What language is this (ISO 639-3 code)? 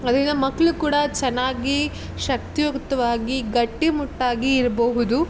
kan